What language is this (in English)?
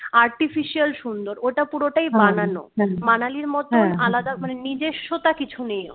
Bangla